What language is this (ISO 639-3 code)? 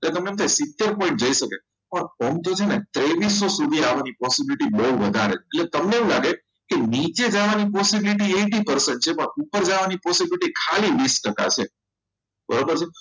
guj